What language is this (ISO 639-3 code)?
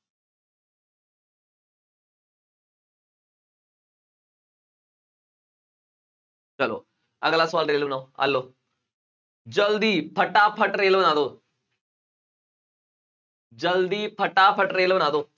pan